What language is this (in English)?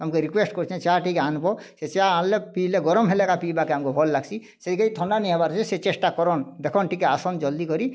Odia